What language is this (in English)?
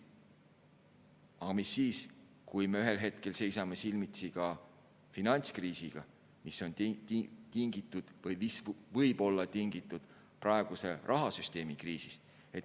Estonian